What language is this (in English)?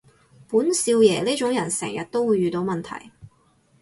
Cantonese